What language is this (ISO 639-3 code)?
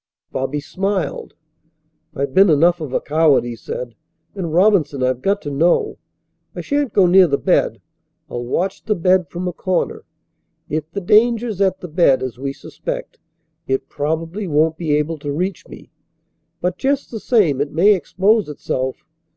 eng